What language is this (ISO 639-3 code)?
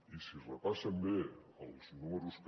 cat